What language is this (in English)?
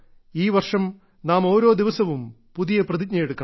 Malayalam